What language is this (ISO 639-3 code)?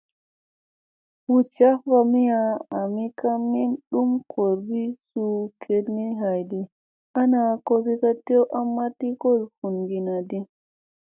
mse